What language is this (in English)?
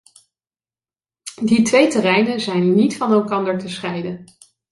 Dutch